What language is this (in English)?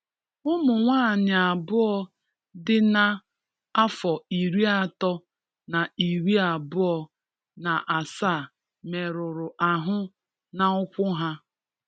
Igbo